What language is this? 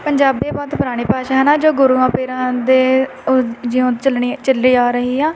Punjabi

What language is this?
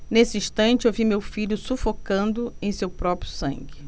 Portuguese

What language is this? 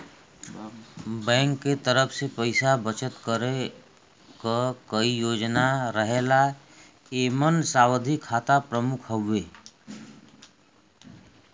Bhojpuri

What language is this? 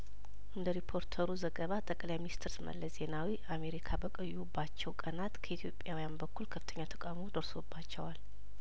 Amharic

